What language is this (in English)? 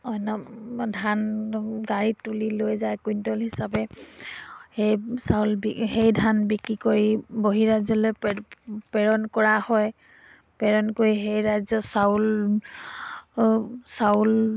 Assamese